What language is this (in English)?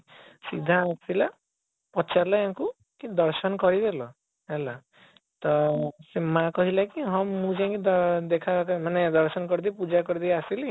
Odia